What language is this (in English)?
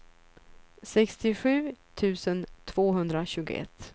Swedish